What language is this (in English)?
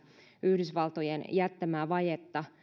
Finnish